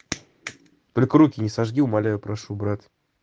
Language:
Russian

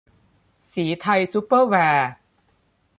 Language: Thai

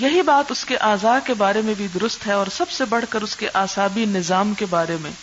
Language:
Urdu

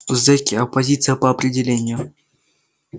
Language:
Russian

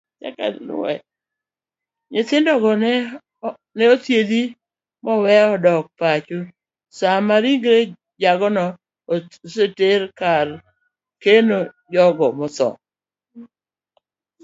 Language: Luo (Kenya and Tanzania)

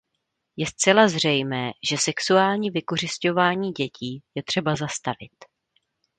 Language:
Czech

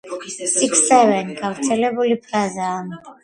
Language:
Georgian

